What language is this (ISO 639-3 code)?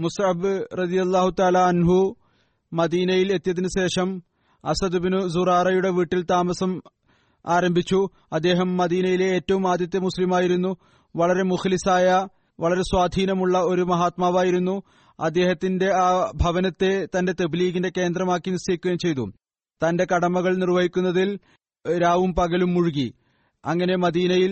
mal